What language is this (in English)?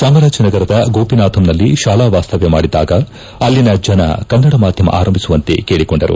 Kannada